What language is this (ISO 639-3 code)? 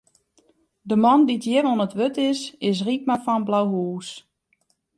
fry